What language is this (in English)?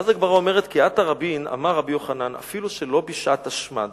Hebrew